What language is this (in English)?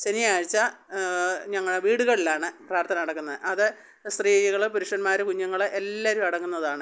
Malayalam